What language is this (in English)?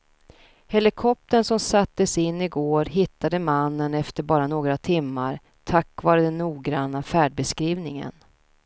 Swedish